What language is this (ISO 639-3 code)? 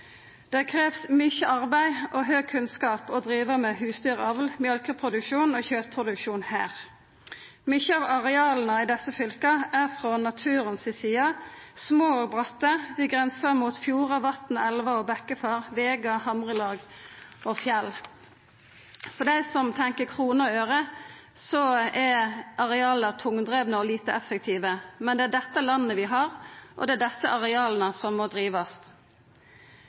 nno